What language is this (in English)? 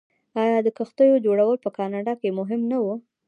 Pashto